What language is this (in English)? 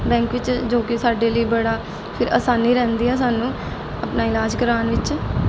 Punjabi